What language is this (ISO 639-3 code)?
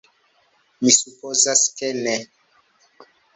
epo